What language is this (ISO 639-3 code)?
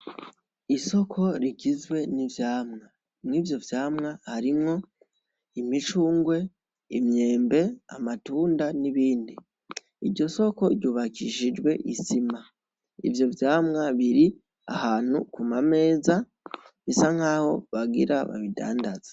run